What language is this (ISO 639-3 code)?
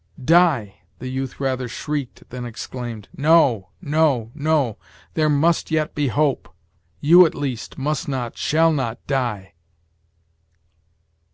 eng